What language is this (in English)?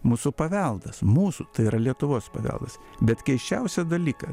Lithuanian